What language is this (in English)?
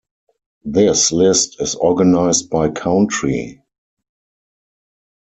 English